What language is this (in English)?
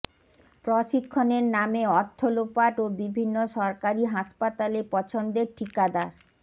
Bangla